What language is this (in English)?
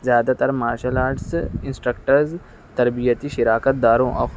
Urdu